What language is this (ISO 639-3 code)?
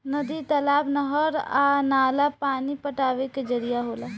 bho